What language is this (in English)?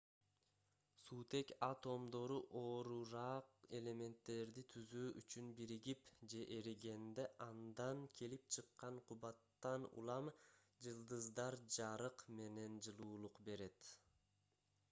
Kyrgyz